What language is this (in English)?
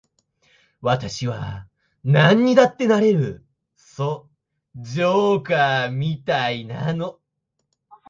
Japanese